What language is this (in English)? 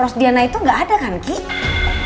Indonesian